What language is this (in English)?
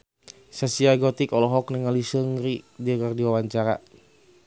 Sundanese